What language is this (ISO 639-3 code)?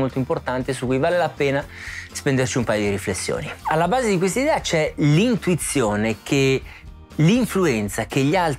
ita